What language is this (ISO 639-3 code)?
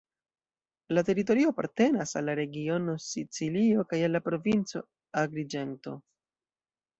epo